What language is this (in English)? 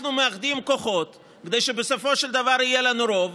Hebrew